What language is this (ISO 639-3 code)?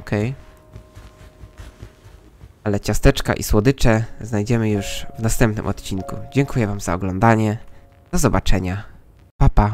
pol